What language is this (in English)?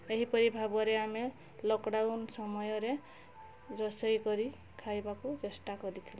Odia